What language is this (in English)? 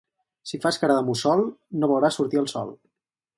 Catalan